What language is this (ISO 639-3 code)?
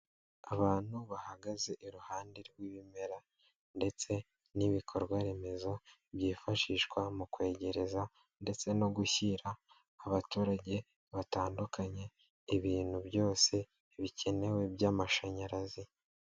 kin